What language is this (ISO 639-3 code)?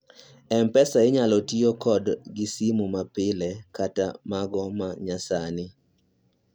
luo